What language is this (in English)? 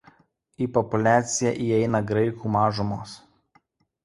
Lithuanian